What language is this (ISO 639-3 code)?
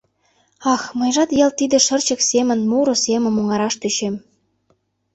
chm